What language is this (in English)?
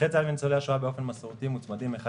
Hebrew